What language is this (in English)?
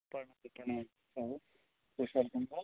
Maithili